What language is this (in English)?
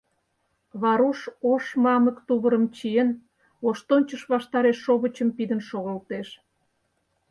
Mari